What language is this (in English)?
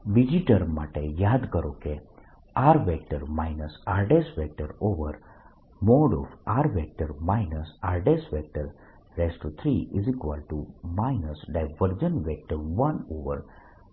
Gujarati